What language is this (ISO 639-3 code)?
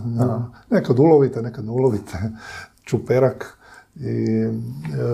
hrv